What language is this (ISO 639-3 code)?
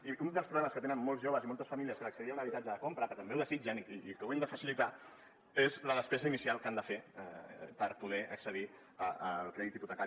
cat